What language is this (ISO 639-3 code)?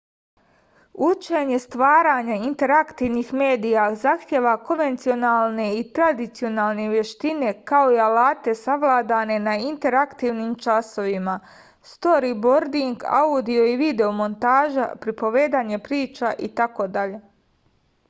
srp